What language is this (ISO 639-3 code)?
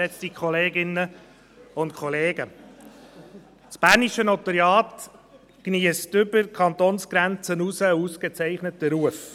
gsw